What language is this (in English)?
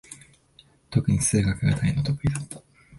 Japanese